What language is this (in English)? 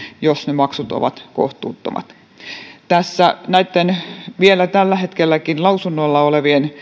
Finnish